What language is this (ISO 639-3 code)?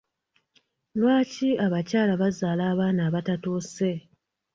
lug